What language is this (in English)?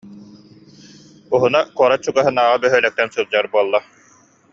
Yakut